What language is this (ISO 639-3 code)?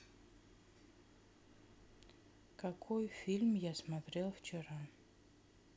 rus